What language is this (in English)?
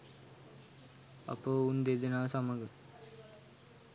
Sinhala